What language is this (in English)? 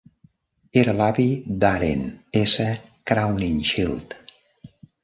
Catalan